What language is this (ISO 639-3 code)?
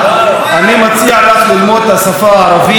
heb